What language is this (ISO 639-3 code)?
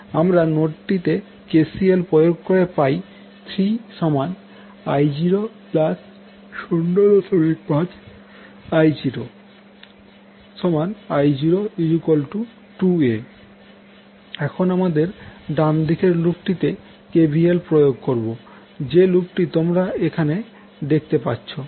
ben